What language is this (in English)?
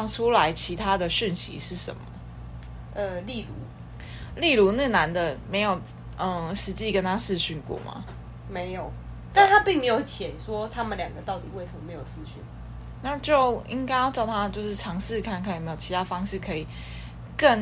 Chinese